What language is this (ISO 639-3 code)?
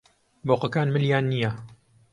ckb